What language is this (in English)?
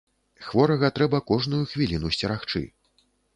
Belarusian